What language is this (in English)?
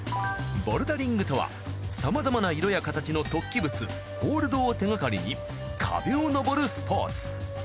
Japanese